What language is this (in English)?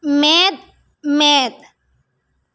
Santali